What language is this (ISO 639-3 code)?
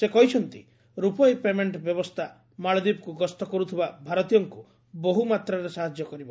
ori